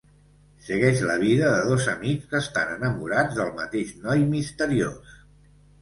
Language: Catalan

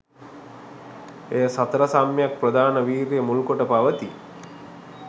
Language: Sinhala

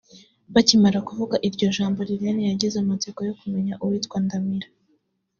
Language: Kinyarwanda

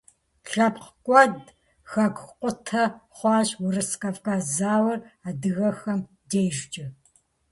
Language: Kabardian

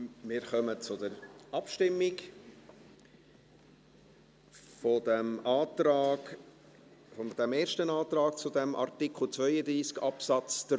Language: Swiss German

